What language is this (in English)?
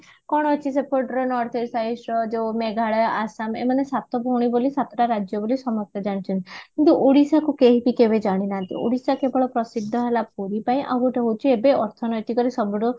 Odia